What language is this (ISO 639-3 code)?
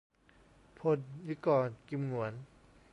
tha